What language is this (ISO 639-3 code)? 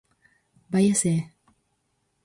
glg